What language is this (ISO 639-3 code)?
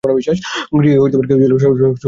ben